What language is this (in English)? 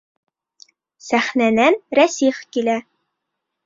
Bashkir